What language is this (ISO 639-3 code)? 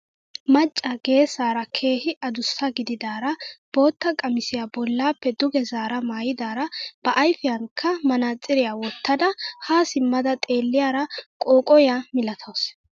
wal